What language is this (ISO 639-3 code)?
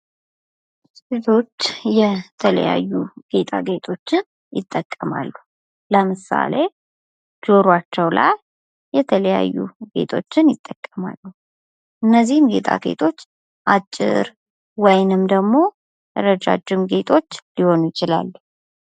amh